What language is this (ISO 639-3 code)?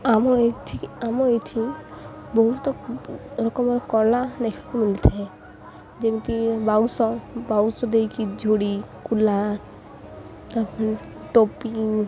ori